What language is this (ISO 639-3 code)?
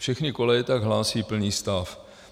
ces